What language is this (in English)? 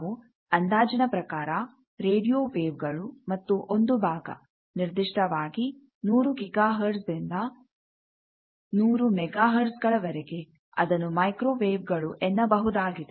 Kannada